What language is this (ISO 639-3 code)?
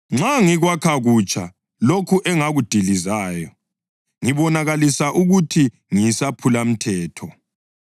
nde